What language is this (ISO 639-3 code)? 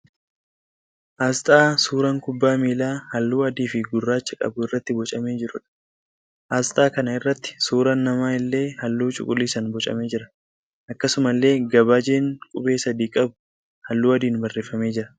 orm